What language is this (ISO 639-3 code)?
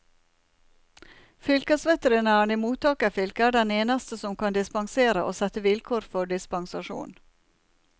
nor